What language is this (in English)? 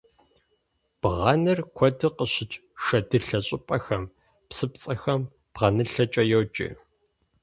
Kabardian